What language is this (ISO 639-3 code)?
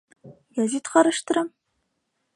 bak